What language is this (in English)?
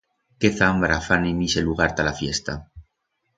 Aragonese